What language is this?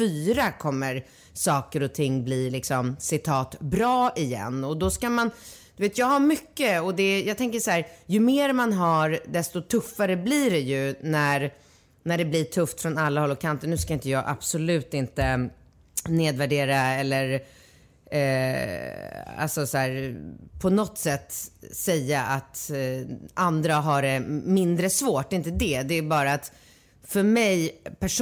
Swedish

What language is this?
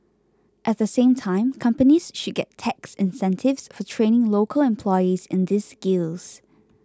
English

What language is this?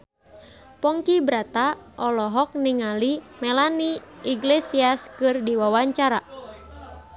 Sundanese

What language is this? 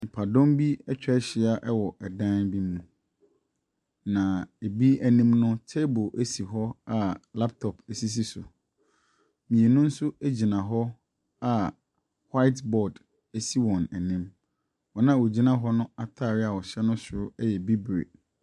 Akan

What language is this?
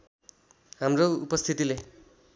Nepali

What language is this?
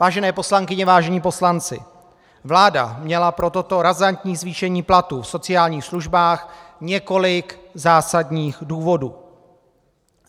Czech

